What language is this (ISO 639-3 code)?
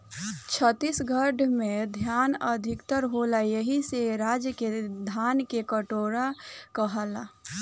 bho